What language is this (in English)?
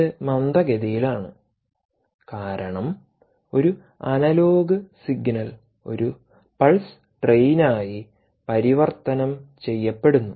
Malayalam